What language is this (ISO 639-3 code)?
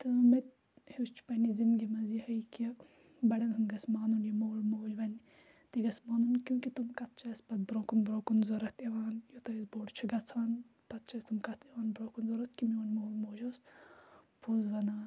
kas